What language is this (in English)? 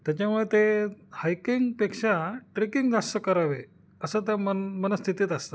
Marathi